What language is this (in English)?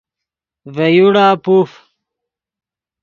Yidgha